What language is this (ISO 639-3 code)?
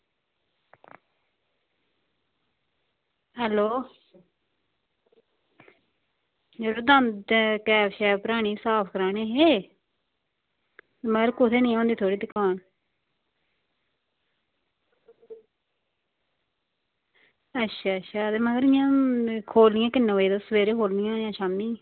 doi